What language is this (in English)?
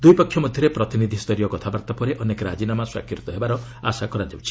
Odia